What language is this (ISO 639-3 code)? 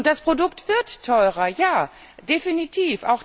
deu